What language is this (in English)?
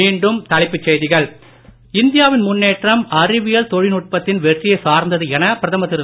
Tamil